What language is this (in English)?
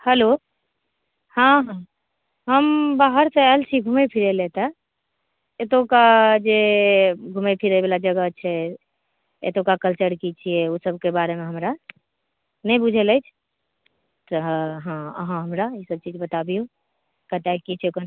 Maithili